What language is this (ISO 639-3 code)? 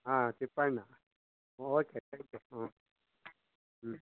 kan